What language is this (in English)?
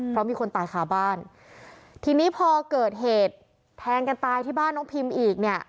Thai